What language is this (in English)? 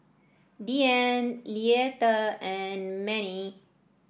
English